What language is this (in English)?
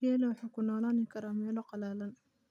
Somali